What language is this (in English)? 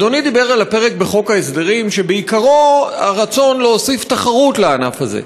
Hebrew